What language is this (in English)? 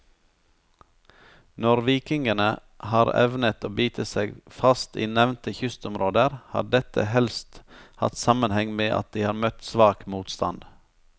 Norwegian